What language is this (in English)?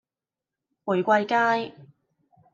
Cantonese